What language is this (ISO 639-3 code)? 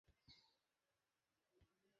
ben